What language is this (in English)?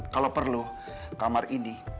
Indonesian